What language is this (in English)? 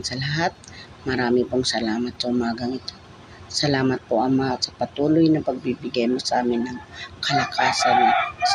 Filipino